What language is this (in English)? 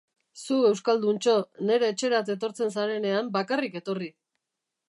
Basque